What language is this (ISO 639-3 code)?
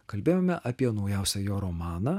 lit